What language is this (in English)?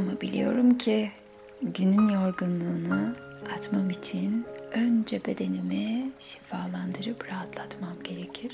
Turkish